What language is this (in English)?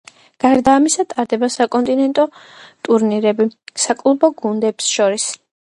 Georgian